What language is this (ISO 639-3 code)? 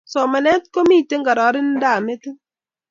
kln